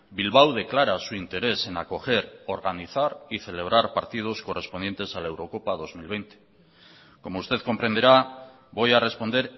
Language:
Spanish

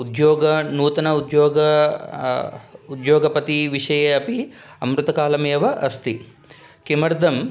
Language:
Sanskrit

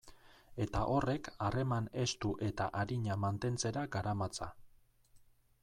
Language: Basque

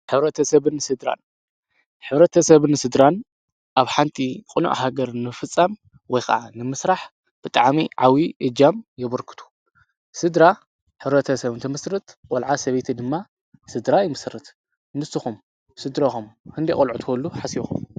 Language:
Tigrinya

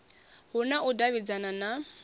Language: Venda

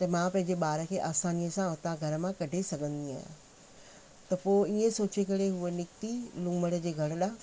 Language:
Sindhi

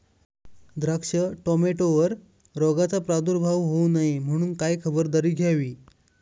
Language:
Marathi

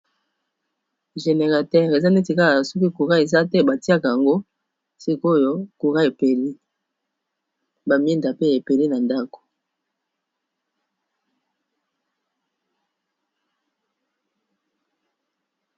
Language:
Lingala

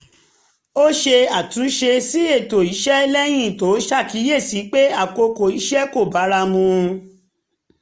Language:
Yoruba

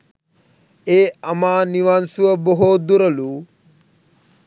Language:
Sinhala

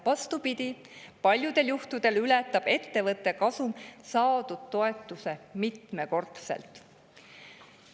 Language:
Estonian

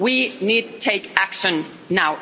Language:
English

